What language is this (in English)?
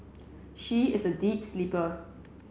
English